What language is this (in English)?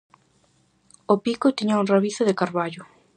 Galician